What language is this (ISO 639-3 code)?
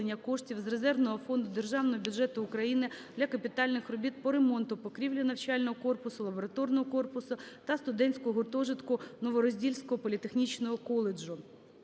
ukr